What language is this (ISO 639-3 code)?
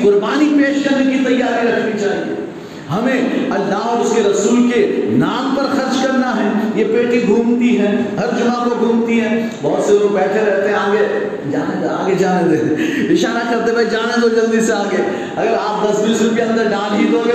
urd